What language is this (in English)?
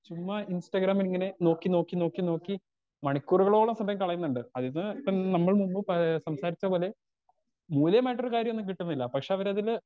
Malayalam